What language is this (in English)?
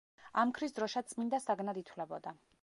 Georgian